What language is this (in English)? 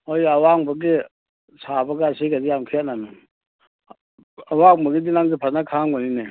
Manipuri